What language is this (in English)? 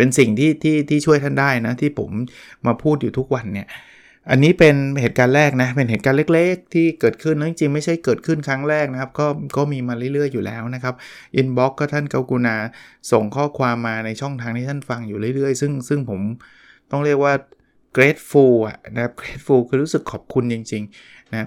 Thai